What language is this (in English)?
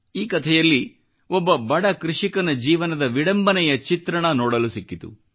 Kannada